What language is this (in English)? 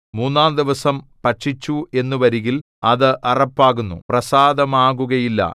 Malayalam